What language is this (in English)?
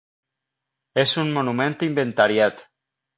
Catalan